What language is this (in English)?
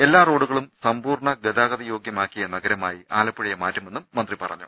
Malayalam